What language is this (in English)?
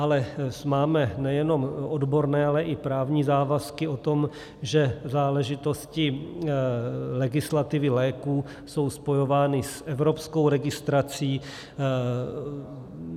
Czech